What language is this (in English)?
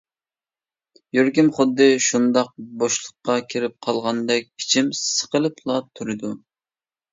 Uyghur